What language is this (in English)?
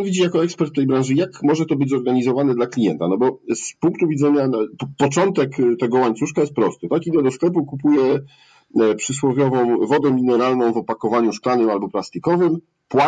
Polish